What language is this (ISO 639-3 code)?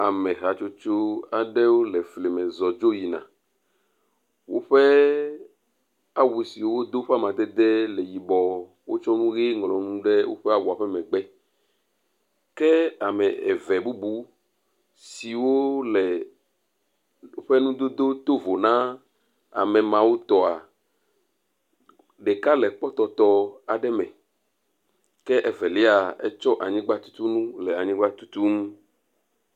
ewe